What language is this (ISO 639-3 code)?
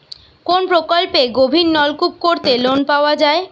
ben